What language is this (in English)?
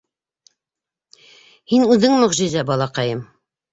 Bashkir